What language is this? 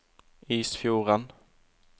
Norwegian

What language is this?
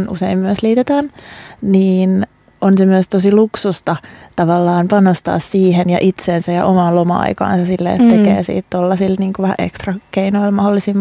Finnish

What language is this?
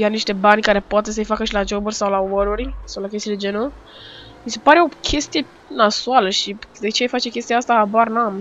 Romanian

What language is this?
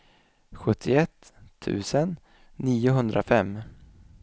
Swedish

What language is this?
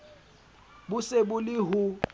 Southern Sotho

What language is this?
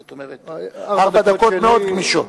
Hebrew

